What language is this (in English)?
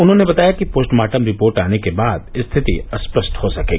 Hindi